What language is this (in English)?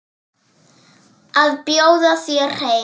Icelandic